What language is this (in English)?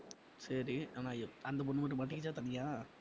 Tamil